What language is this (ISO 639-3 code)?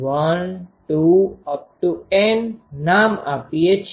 guj